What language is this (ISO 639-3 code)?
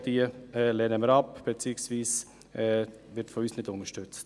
gsw